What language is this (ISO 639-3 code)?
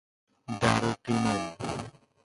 fas